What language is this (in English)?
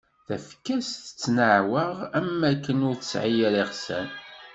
Kabyle